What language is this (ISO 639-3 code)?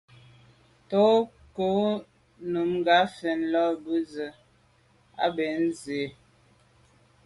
byv